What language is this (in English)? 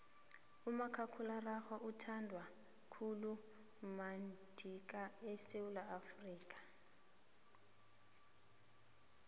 South Ndebele